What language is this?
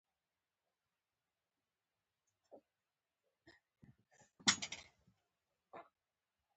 Pashto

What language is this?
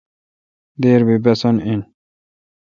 Kalkoti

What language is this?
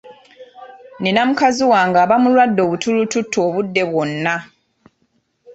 Ganda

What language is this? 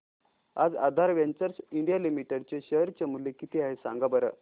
Marathi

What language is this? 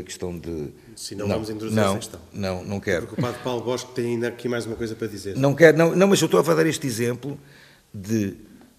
Portuguese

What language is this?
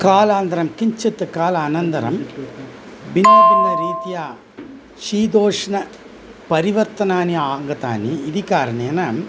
Sanskrit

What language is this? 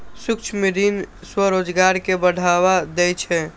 Maithili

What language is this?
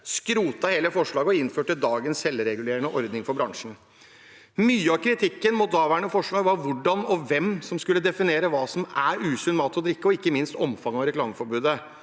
Norwegian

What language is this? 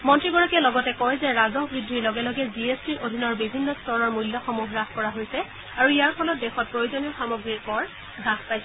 Assamese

